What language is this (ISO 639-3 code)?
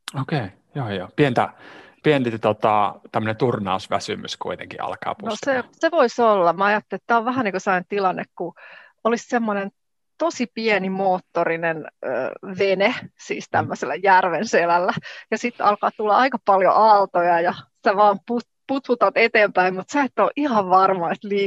fin